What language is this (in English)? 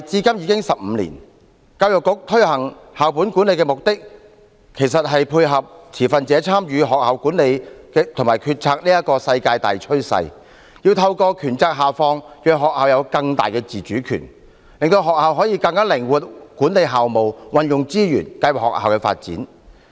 Cantonese